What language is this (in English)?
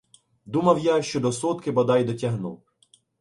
Ukrainian